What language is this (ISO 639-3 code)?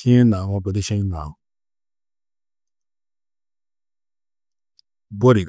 tuq